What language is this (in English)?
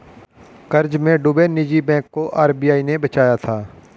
Hindi